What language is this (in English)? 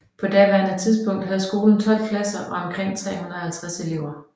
Danish